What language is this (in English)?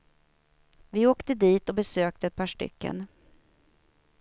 Swedish